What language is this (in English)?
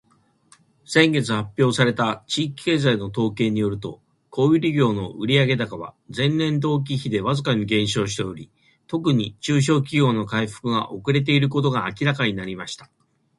Japanese